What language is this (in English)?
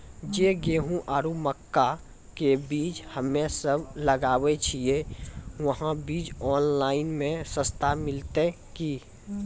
Maithili